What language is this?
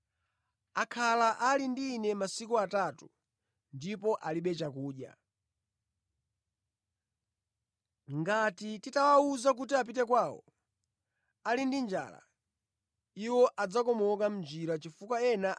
Nyanja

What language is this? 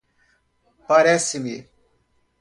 Portuguese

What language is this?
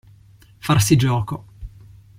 Italian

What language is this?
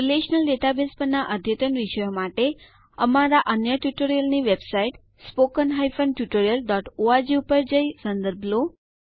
Gujarati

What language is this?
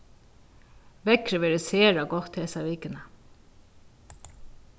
Faroese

